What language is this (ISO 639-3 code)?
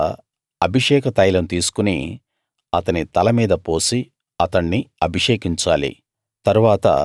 tel